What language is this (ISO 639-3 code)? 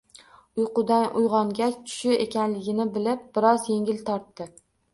uzb